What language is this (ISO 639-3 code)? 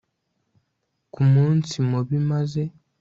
kin